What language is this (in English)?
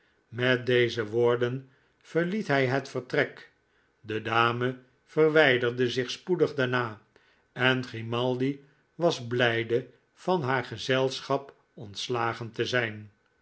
Dutch